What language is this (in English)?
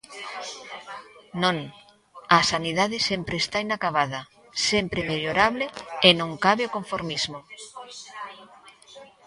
Galician